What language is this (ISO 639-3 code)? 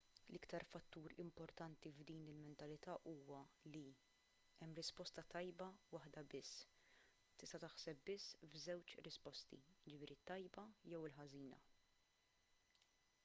mlt